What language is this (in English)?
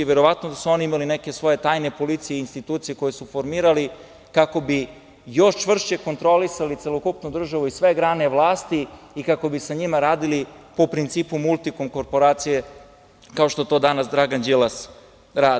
Serbian